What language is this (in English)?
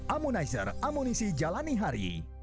Indonesian